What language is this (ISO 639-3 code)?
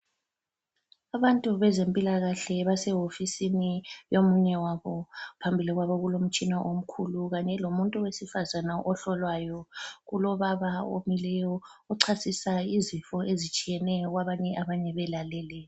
nde